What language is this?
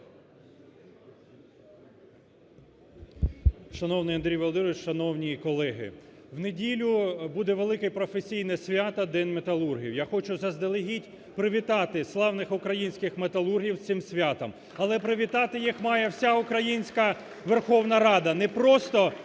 Ukrainian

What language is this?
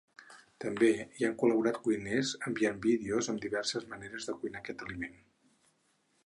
Catalan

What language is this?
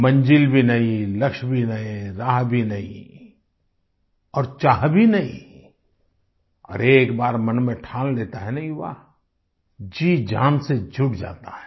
Hindi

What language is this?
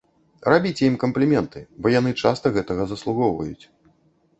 Belarusian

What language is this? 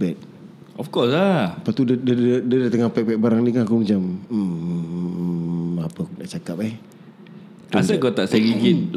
Malay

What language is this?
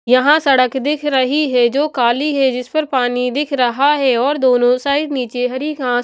Hindi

